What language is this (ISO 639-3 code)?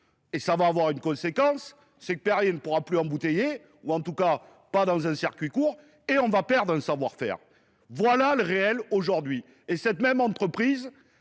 fra